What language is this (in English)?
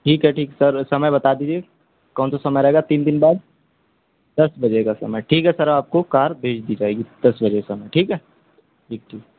Urdu